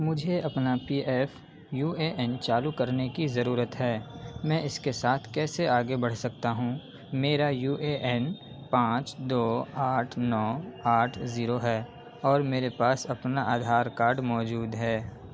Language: Urdu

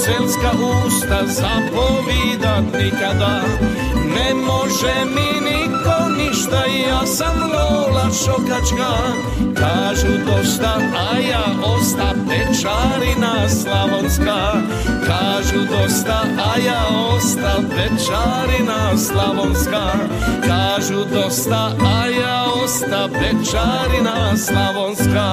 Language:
Croatian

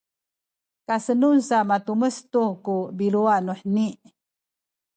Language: Sakizaya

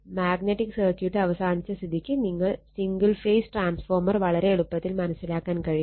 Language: Malayalam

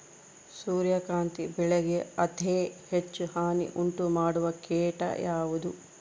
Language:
Kannada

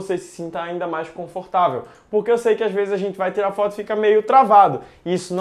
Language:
Portuguese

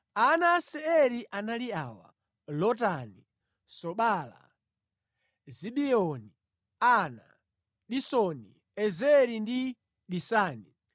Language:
Nyanja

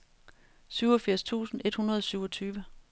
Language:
Danish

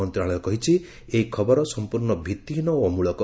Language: Odia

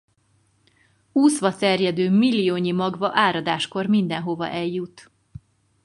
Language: Hungarian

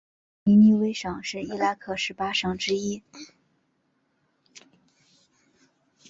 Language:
Chinese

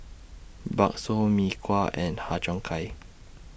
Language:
English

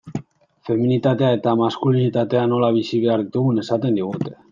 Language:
Basque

